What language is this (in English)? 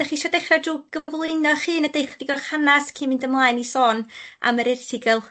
Welsh